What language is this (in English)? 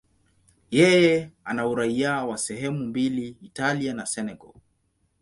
Swahili